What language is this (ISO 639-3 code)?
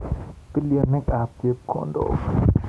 kln